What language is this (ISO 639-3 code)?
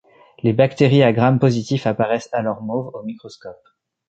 fra